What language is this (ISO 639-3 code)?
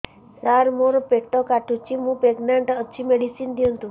ori